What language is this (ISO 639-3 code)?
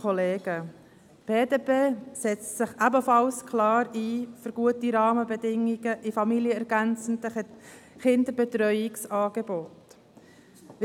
gsw